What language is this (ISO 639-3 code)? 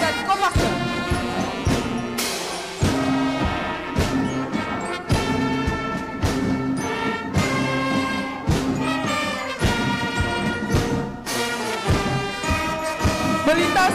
ind